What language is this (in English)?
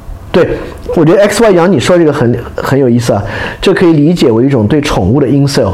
Chinese